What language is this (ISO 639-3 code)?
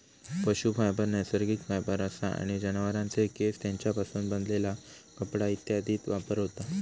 mar